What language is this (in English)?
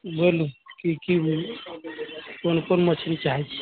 Maithili